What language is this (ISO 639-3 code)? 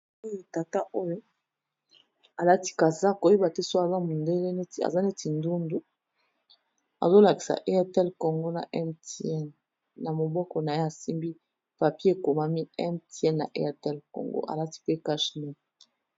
lin